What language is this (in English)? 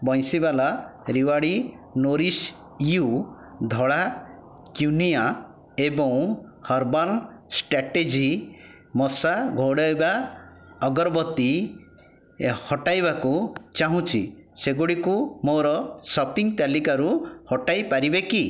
Odia